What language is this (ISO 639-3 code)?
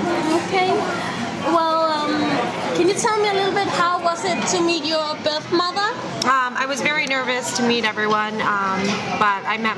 dan